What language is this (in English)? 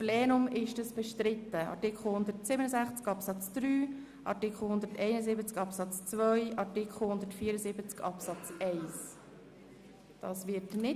Swiss German